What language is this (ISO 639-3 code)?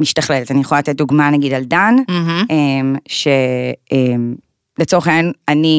heb